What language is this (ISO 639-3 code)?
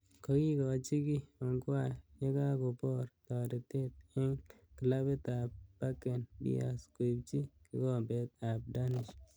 kln